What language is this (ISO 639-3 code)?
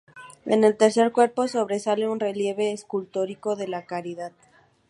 spa